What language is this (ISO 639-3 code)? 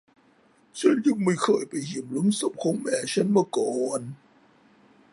tha